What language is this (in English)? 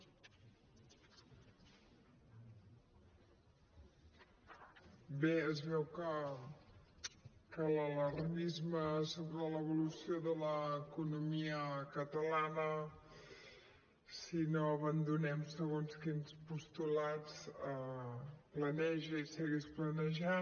Catalan